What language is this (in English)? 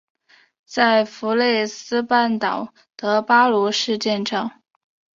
Chinese